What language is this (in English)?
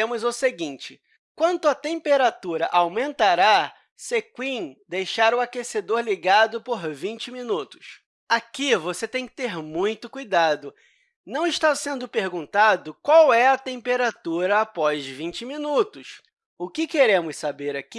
Portuguese